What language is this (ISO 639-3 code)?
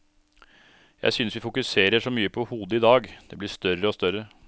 nor